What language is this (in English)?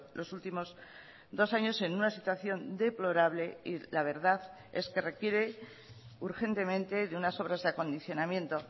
Spanish